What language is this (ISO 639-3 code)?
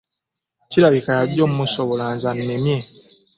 lug